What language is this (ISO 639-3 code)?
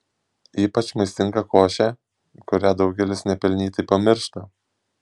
lit